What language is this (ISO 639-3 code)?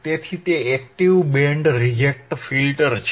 guj